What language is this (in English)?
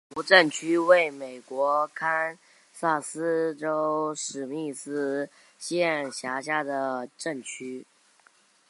Chinese